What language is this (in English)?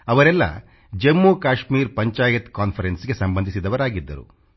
Kannada